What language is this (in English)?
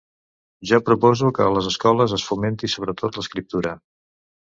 Catalan